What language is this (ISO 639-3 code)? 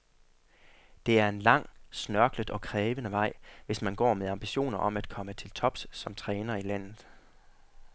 dan